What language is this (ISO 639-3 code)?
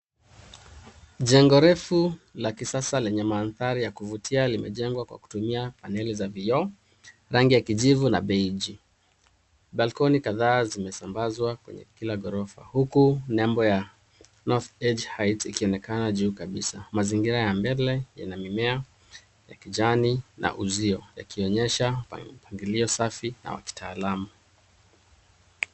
swa